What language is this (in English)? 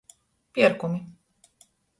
Latgalian